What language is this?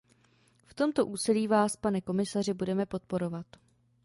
Czech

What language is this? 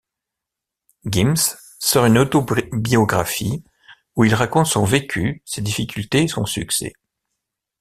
French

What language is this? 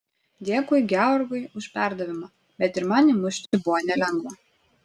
Lithuanian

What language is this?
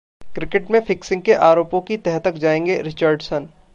Hindi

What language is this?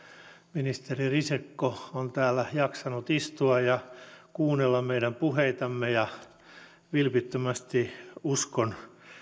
Finnish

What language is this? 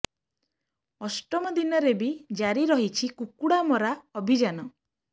Odia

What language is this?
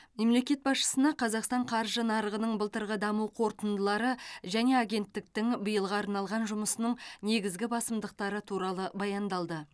Kazakh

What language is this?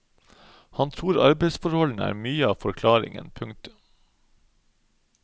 Norwegian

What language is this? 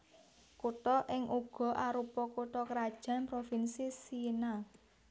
Javanese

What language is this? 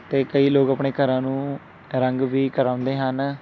Punjabi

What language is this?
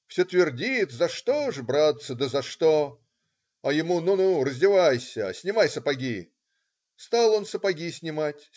Russian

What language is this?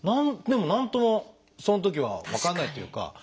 Japanese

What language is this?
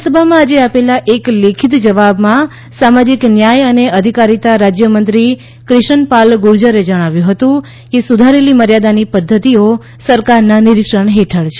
Gujarati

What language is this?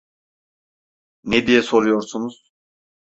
Turkish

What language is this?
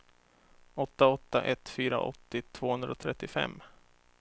Swedish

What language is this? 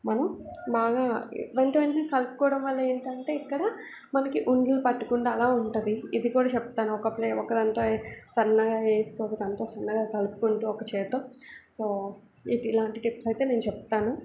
Telugu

